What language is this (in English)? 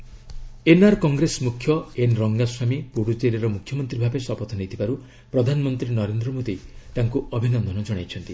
Odia